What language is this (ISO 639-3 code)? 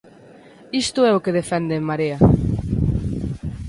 glg